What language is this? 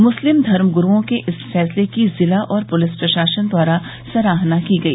Hindi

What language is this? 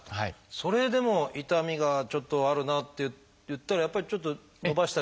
Japanese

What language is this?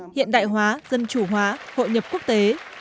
Vietnamese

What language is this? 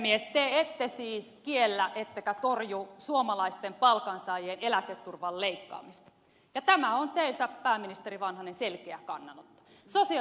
Finnish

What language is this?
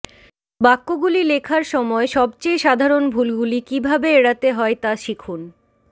Bangla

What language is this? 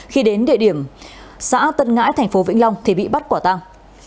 Vietnamese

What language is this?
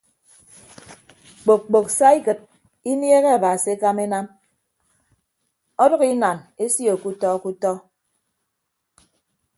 Ibibio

